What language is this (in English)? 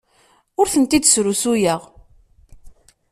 Kabyle